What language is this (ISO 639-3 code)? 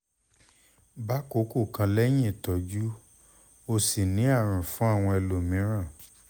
yor